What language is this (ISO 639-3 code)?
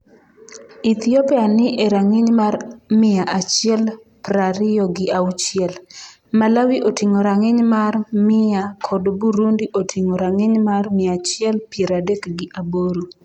luo